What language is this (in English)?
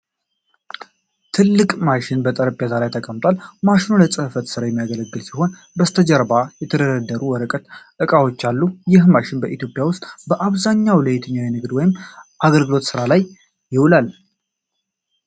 Amharic